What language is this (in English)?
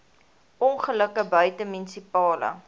Afrikaans